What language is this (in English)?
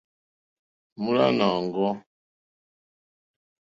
Mokpwe